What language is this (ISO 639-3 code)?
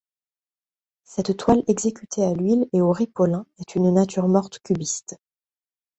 fra